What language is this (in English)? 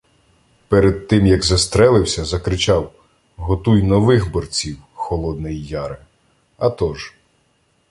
Ukrainian